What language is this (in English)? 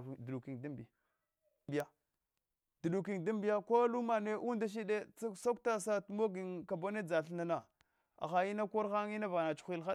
Hwana